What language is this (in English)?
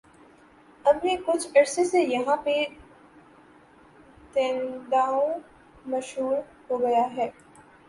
Urdu